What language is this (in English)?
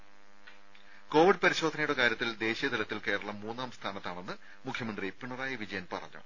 Malayalam